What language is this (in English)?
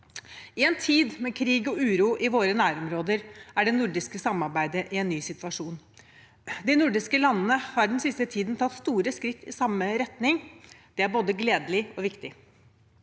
Norwegian